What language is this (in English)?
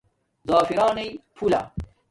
Domaaki